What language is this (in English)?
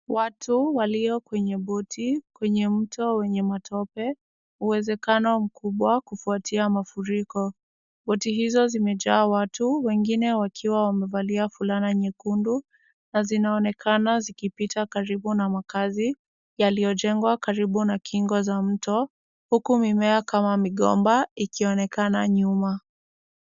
Swahili